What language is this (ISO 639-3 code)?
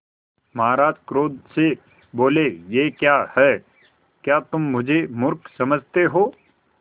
hin